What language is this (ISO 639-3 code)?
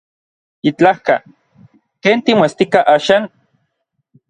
nlv